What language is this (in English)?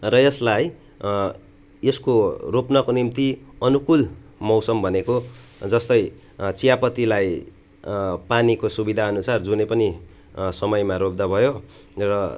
Nepali